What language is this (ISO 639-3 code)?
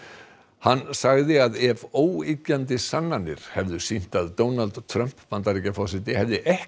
isl